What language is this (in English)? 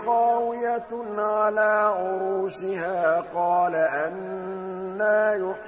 Arabic